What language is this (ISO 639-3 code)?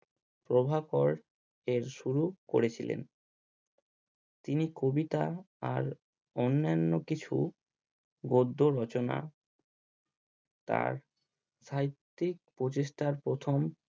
ben